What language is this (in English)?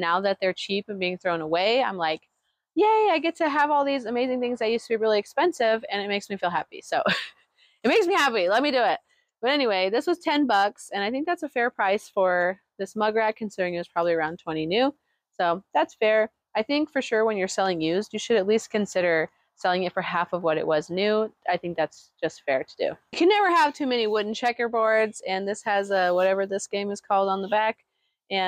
English